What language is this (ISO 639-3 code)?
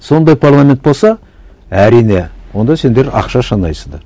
kaz